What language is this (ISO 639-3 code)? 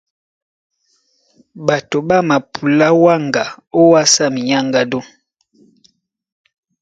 dua